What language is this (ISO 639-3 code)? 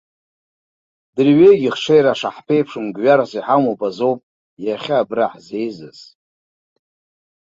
abk